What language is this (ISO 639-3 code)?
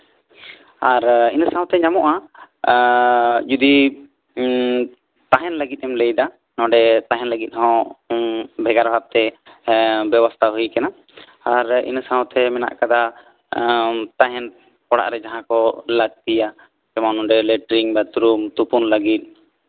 sat